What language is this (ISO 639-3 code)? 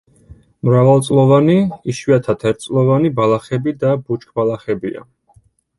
kat